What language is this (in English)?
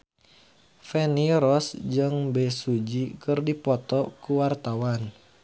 Sundanese